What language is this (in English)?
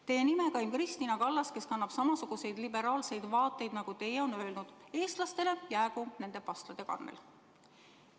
Estonian